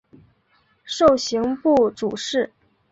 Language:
Chinese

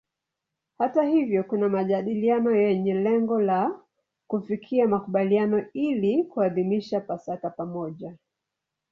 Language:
Swahili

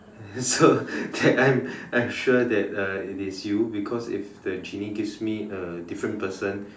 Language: English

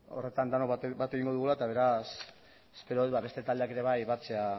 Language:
Basque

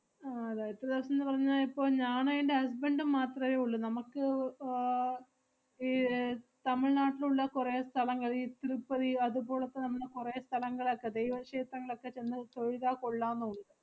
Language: Malayalam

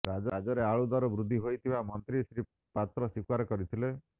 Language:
Odia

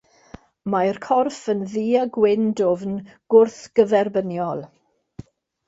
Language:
Welsh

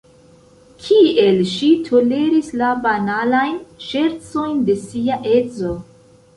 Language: Esperanto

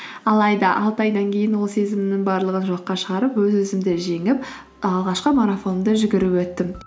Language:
Kazakh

